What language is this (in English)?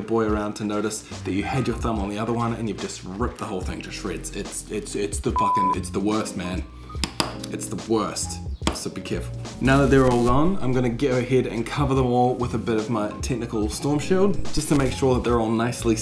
English